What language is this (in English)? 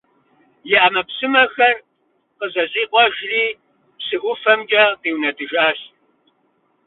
Kabardian